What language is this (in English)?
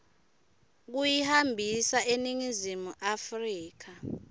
Swati